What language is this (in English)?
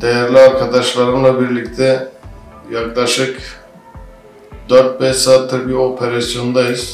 Turkish